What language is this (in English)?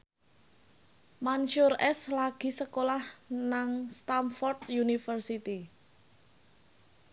Javanese